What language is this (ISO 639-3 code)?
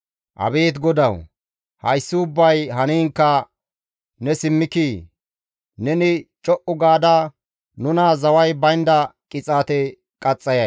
gmv